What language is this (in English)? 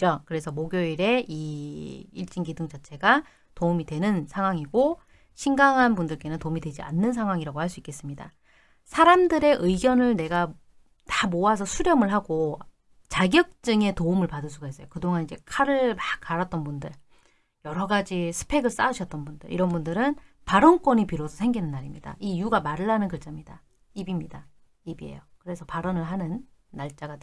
Korean